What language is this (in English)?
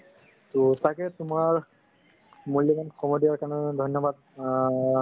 Assamese